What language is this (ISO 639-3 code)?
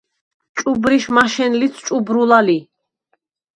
sva